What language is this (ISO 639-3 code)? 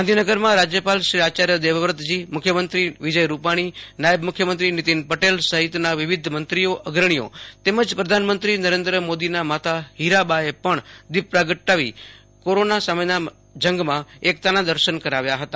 guj